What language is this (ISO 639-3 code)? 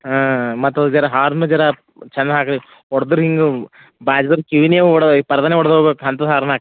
kan